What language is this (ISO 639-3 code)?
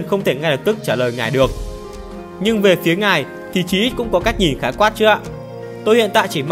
vie